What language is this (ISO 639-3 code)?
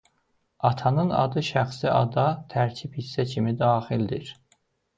aze